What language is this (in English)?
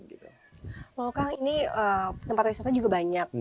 Indonesian